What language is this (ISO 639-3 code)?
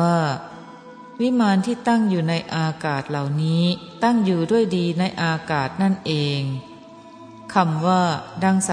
tha